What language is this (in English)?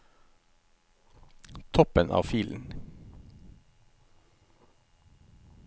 Norwegian